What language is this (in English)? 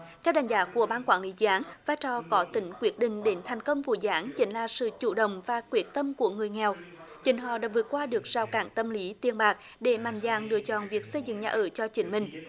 Vietnamese